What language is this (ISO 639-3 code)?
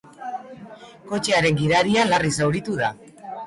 eus